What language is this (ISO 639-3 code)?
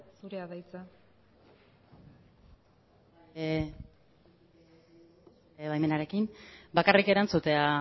eus